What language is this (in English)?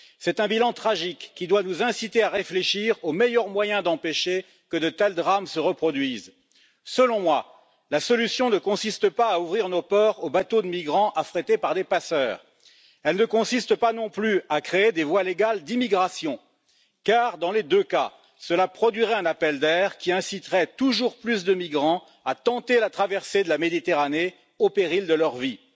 French